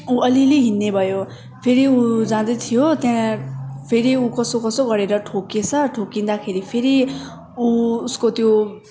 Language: Nepali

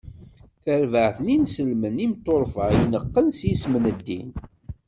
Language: Kabyle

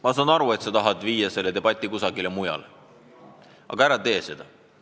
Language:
Estonian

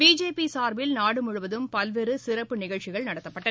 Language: Tamil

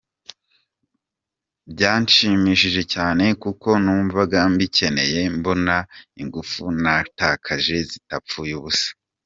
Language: Kinyarwanda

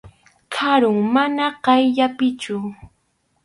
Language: Arequipa-La Unión Quechua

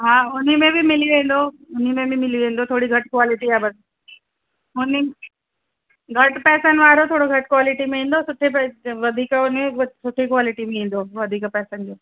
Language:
Sindhi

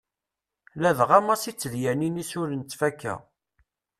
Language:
Kabyle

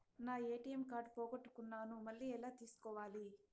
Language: Telugu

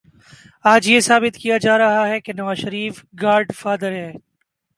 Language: Urdu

